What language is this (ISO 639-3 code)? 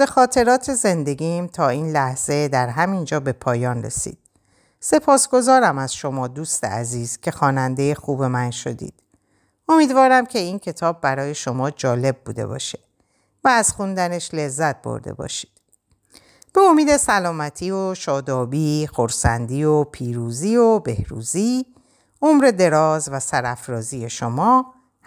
fas